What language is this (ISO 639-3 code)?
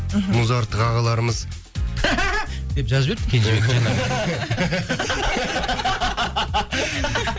kaz